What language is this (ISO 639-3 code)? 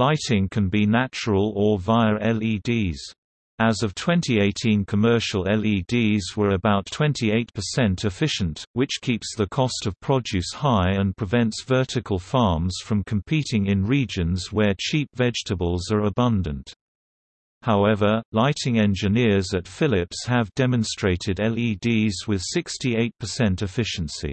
eng